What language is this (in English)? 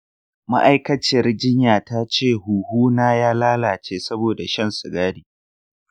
Hausa